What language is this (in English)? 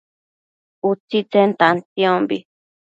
Matsés